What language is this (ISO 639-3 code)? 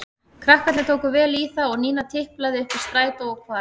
isl